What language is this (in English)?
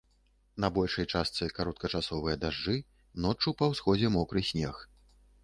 Belarusian